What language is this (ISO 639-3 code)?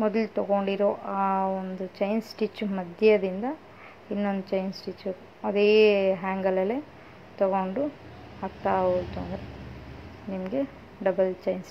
hin